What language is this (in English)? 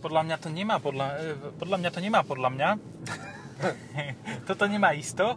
Slovak